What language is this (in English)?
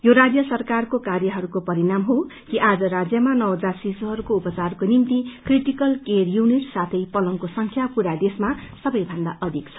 Nepali